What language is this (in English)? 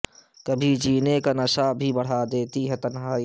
Urdu